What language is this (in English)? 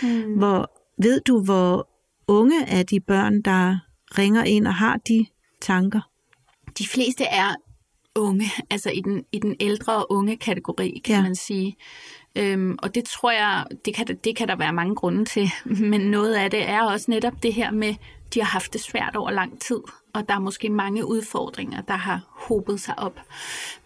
Danish